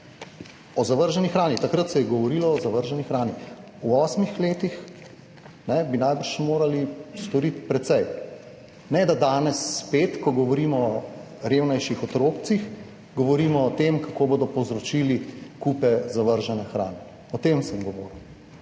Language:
Slovenian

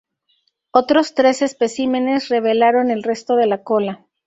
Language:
Spanish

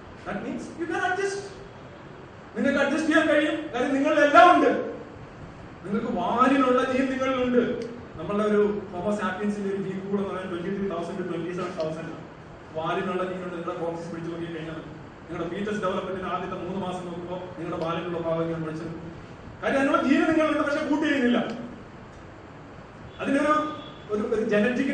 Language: Malayalam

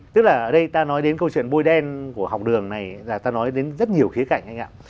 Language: Vietnamese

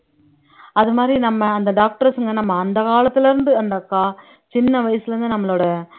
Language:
Tamil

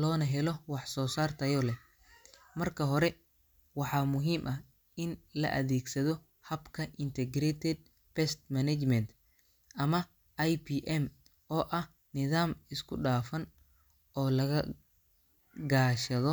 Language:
Somali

